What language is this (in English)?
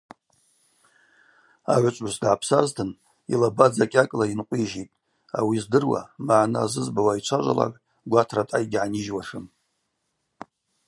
Abaza